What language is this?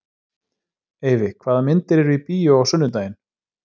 Icelandic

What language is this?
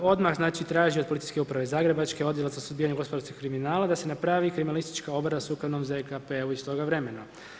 Croatian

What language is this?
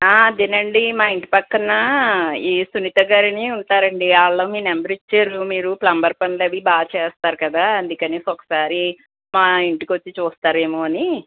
Telugu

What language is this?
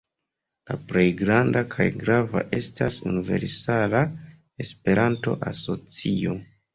Esperanto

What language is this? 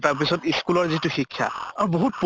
Assamese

